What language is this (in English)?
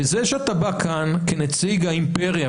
Hebrew